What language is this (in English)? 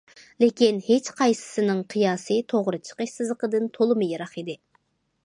Uyghur